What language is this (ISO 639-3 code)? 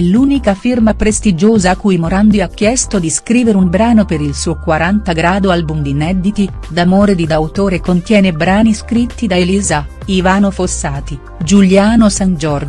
ita